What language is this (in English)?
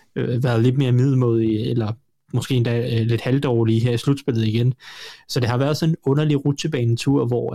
Danish